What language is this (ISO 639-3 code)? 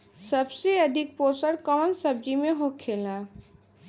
bho